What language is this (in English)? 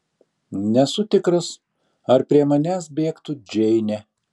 Lithuanian